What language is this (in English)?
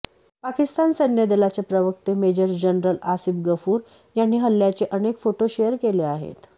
Marathi